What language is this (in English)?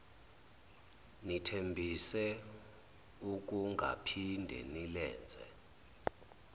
Zulu